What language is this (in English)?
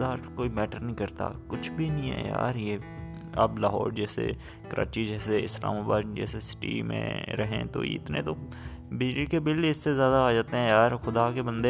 Urdu